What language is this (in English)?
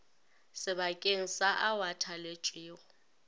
Northern Sotho